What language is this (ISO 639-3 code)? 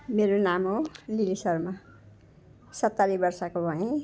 nep